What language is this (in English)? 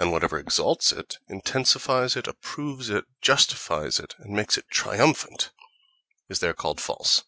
English